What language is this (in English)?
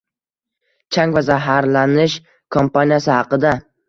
Uzbek